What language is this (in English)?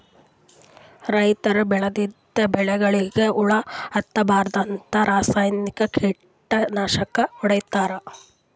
Kannada